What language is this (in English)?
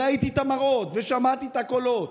Hebrew